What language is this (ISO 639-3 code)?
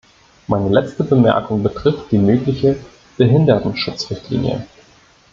deu